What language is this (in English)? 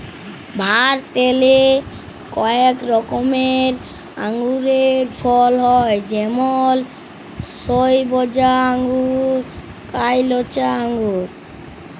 Bangla